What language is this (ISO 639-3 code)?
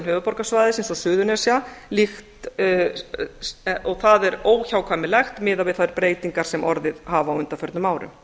isl